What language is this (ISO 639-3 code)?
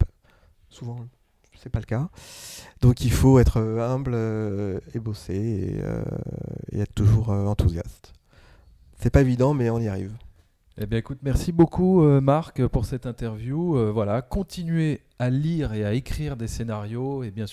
fra